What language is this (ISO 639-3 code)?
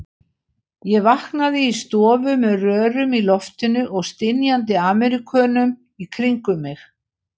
isl